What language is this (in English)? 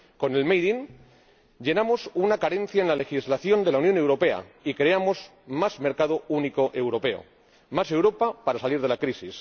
Spanish